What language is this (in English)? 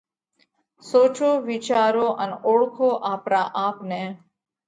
Parkari Koli